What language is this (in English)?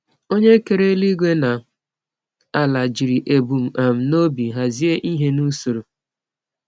Igbo